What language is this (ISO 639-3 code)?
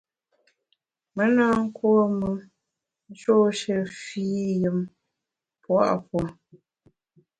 bax